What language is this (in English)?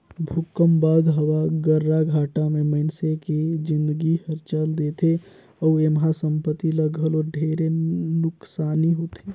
Chhattisgarhi